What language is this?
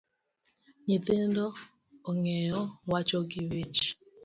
Luo (Kenya and Tanzania)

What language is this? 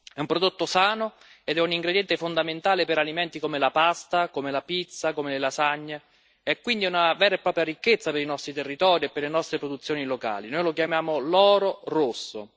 Italian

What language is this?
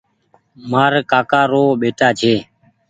Goaria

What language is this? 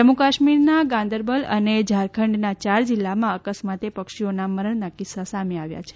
Gujarati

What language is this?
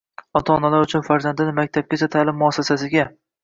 Uzbek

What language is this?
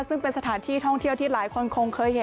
Thai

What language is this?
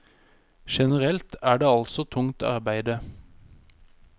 Norwegian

